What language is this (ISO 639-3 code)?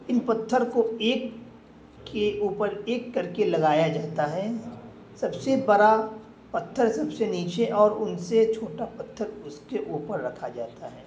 urd